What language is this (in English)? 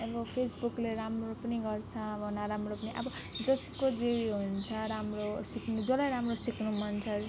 Nepali